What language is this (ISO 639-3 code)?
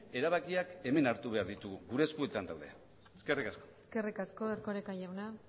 eus